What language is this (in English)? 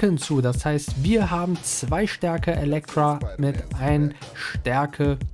German